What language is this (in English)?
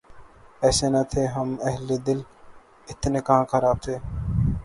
Urdu